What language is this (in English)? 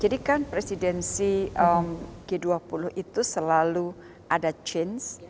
Indonesian